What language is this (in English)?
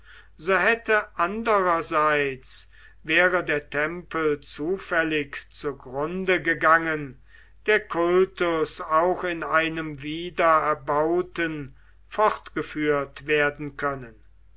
German